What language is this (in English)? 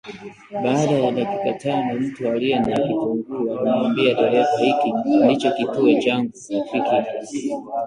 Swahili